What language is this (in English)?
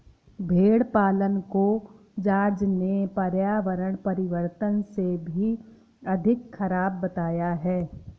Hindi